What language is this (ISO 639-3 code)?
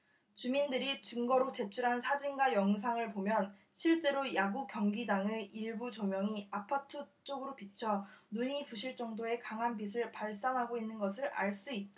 kor